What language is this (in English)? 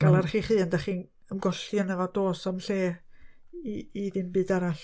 Welsh